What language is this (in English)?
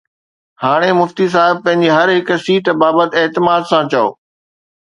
Sindhi